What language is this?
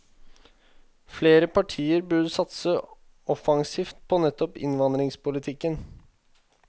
Norwegian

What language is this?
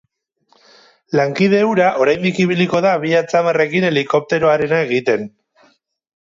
Basque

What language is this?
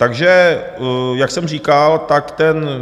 Czech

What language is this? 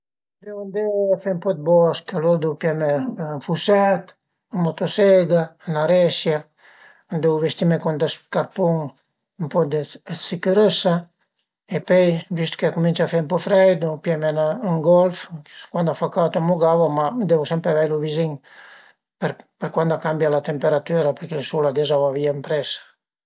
Piedmontese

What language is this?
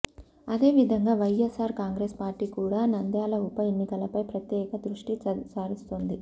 Telugu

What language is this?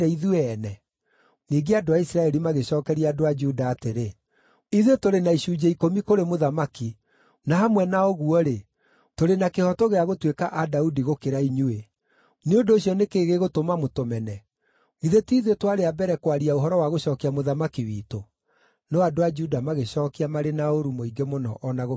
Kikuyu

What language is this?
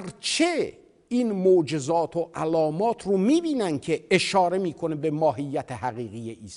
Persian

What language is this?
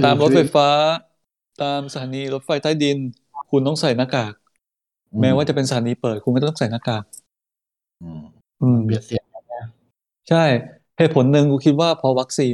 Thai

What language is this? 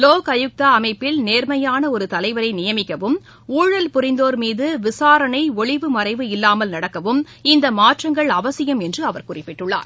Tamil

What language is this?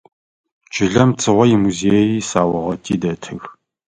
Adyghe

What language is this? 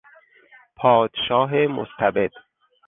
Persian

